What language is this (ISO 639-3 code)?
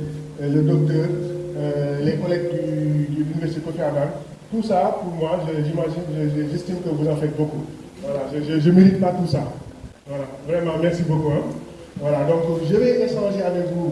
fra